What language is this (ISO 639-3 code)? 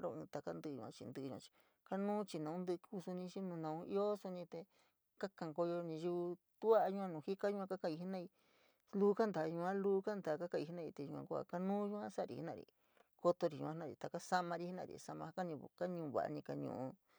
mig